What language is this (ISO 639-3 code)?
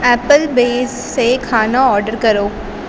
urd